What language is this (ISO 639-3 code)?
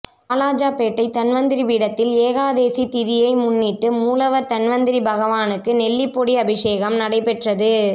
tam